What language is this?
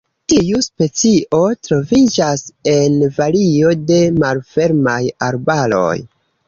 Esperanto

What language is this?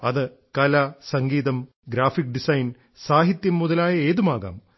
Malayalam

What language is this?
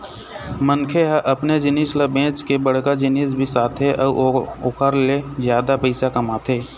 Chhattisgarhi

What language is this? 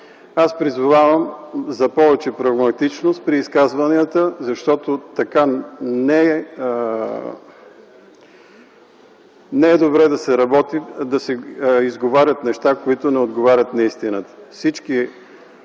Bulgarian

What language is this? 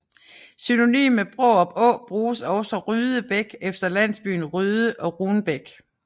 Danish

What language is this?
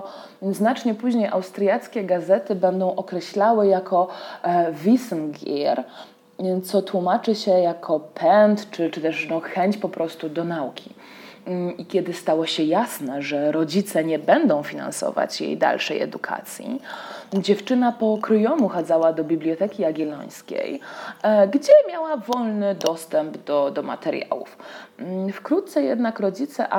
Polish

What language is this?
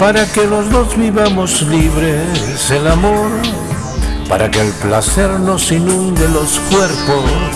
Spanish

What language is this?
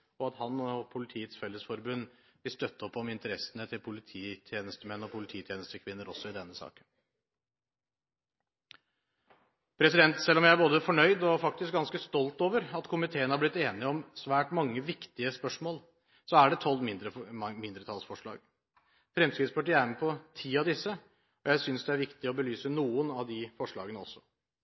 Norwegian Bokmål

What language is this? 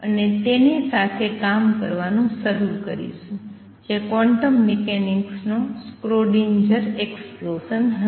Gujarati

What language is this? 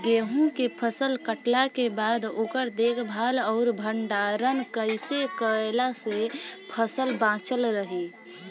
Bhojpuri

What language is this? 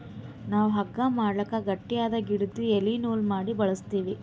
Kannada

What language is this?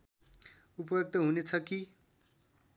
Nepali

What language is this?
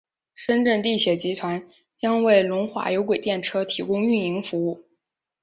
Chinese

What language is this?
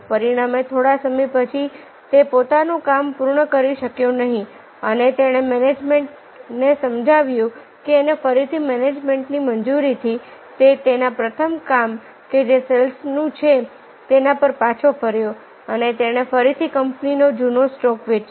Gujarati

